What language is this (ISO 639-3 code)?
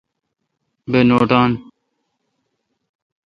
xka